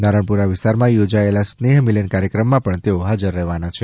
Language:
Gujarati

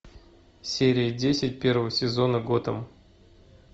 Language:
Russian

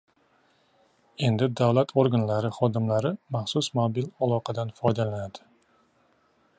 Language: Uzbek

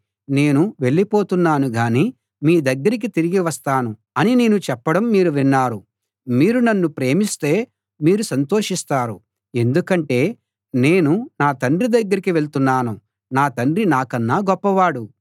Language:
Telugu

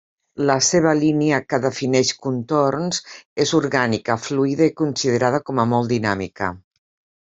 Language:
Catalan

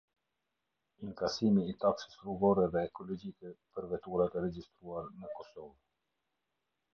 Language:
Albanian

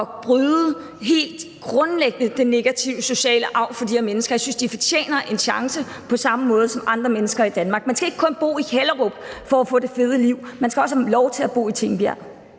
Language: Danish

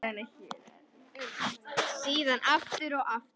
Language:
Icelandic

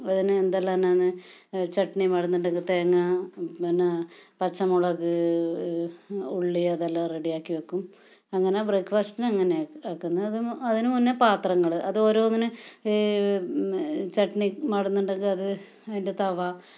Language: Malayalam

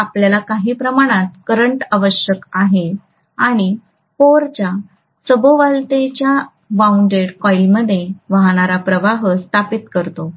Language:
Marathi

